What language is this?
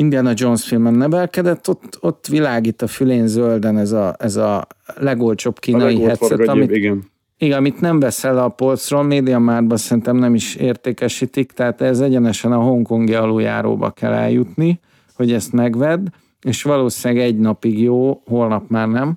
Hungarian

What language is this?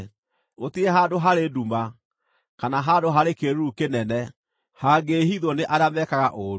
Kikuyu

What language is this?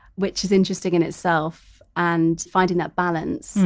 English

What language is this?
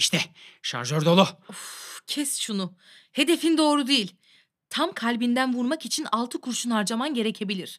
Turkish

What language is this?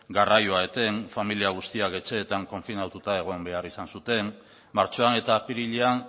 Basque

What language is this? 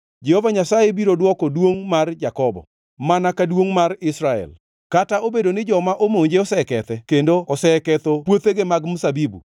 Luo (Kenya and Tanzania)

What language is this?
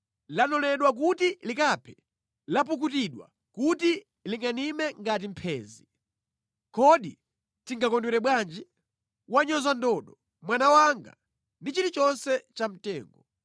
Nyanja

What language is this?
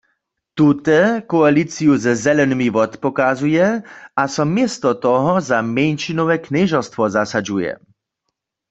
Upper Sorbian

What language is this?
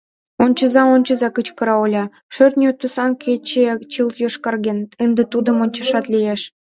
Mari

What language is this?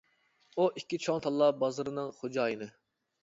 Uyghur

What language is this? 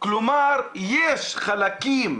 Hebrew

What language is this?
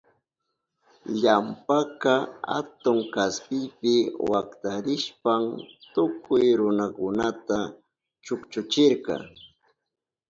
Southern Pastaza Quechua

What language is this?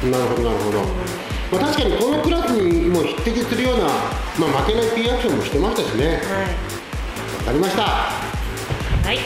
Japanese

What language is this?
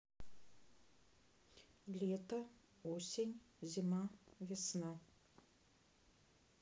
Russian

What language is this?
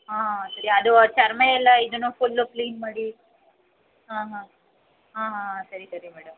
Kannada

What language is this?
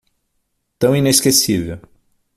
Portuguese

